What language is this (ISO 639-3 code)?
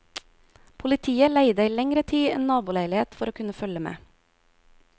nor